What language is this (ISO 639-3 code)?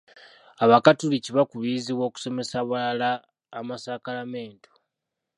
lug